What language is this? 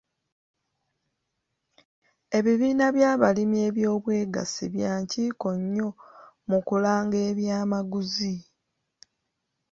Ganda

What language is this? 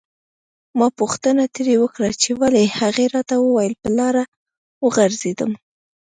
Pashto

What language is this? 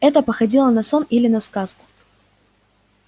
Russian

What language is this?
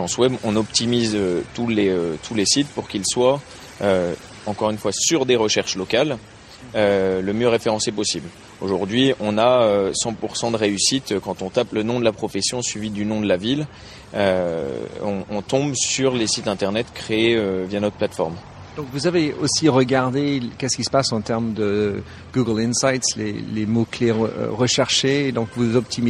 French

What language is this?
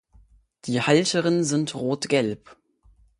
German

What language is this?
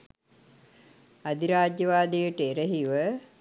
Sinhala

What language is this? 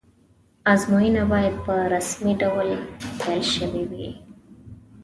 Pashto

